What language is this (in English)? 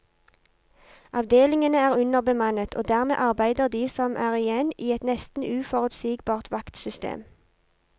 Norwegian